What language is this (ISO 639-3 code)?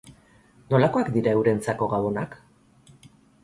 eus